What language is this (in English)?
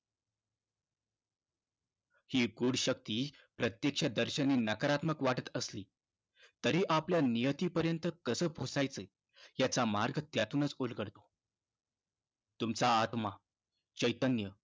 Marathi